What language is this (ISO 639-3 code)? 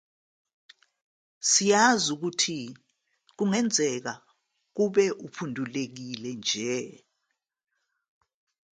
zul